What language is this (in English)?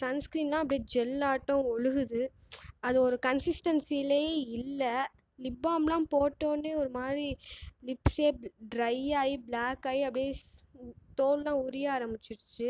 Tamil